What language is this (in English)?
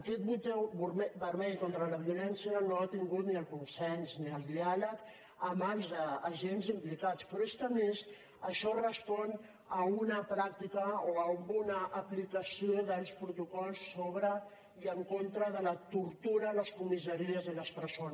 Catalan